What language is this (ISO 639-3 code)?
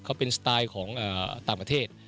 tha